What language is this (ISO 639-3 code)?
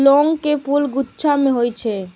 mai